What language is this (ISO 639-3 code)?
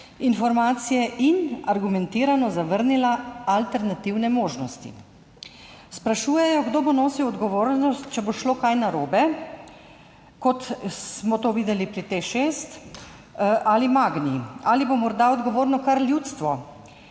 slv